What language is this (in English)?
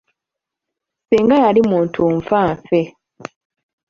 Ganda